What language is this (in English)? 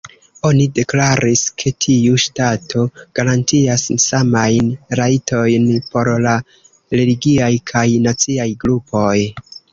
Esperanto